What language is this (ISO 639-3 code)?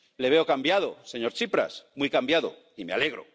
spa